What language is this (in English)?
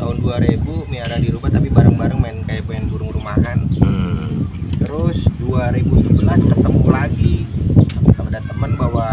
Indonesian